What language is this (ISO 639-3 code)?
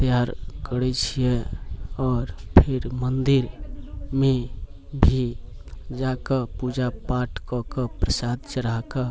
mai